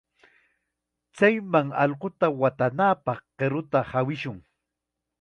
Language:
Chiquián Ancash Quechua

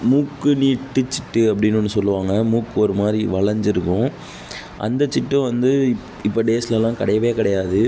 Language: Tamil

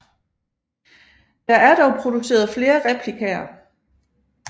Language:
Danish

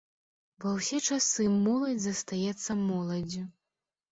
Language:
Belarusian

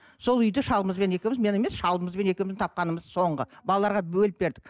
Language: Kazakh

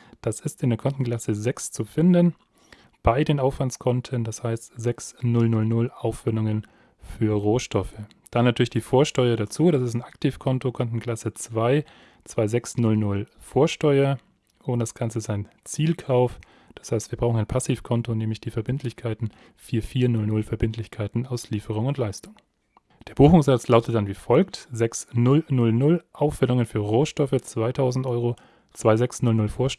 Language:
German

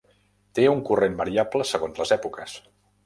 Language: Catalan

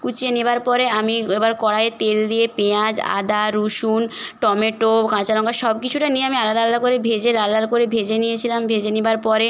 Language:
Bangla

